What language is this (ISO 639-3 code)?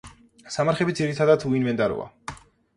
kat